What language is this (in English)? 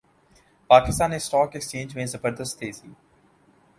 Urdu